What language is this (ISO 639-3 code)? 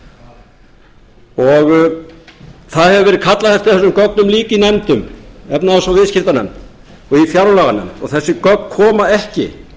isl